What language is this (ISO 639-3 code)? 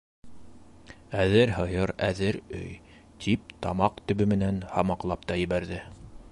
bak